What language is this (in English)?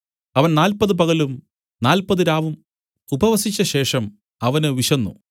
Malayalam